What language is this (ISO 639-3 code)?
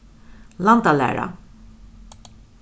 fao